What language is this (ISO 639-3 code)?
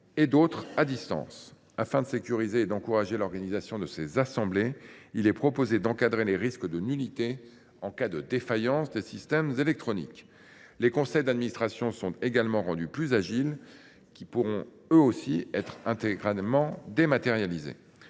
fra